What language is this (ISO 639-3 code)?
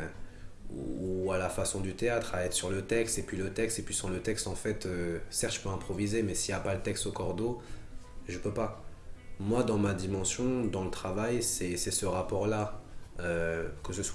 fra